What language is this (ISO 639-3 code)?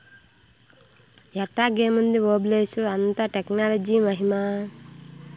tel